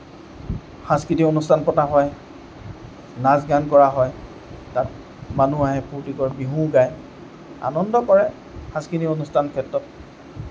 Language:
Assamese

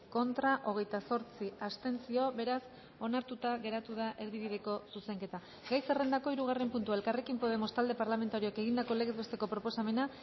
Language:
Basque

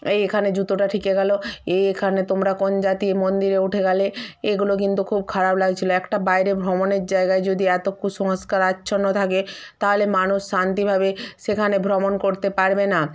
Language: Bangla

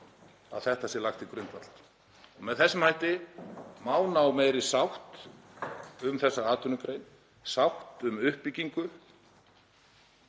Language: Icelandic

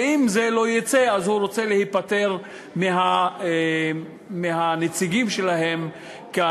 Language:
Hebrew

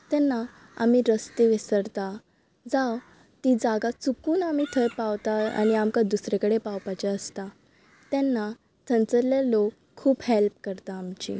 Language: Konkani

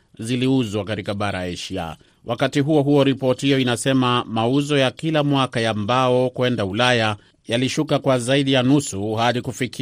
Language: Swahili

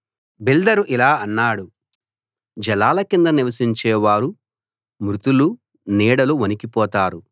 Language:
Telugu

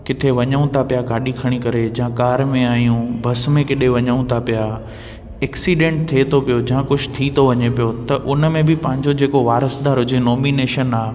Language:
Sindhi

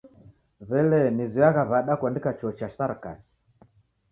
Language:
Taita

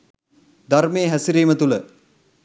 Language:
Sinhala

